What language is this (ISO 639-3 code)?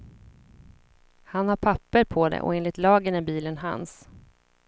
swe